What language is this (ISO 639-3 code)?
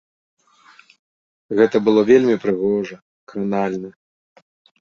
bel